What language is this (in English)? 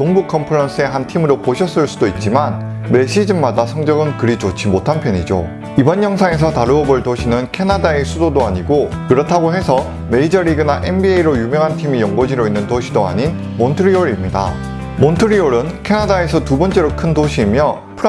Korean